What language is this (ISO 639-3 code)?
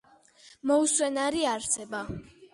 kat